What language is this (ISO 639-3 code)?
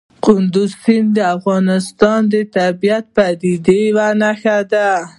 pus